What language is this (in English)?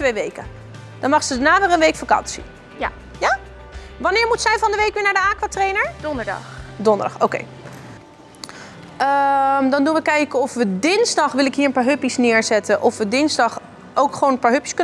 Dutch